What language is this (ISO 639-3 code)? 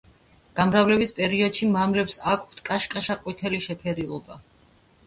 kat